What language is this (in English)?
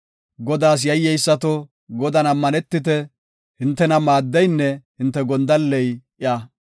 Gofa